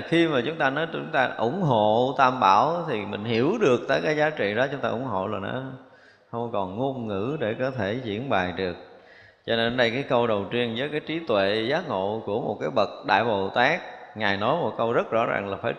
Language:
Vietnamese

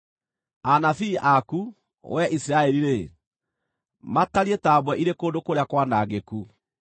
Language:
Kikuyu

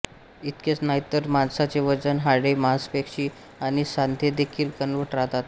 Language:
Marathi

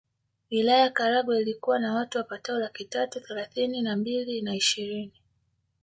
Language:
Swahili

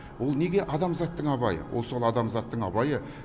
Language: Kazakh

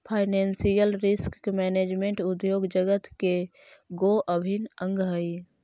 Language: Magahi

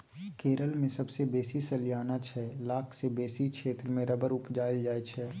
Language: Maithili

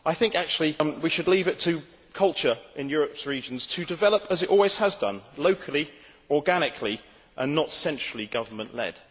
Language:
English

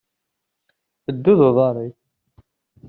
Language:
Kabyle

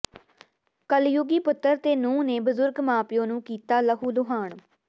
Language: Punjabi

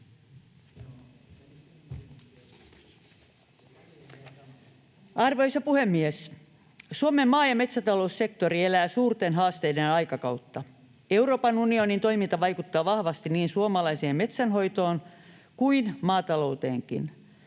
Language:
Finnish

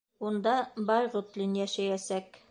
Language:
Bashkir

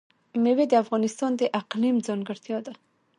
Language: Pashto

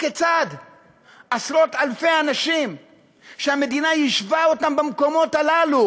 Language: Hebrew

